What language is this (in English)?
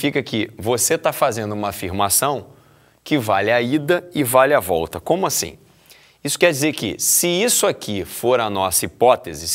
Portuguese